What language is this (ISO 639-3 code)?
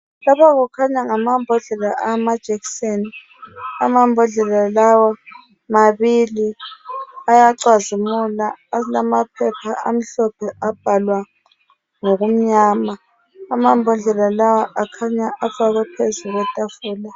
nde